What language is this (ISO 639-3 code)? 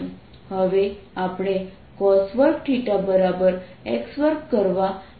guj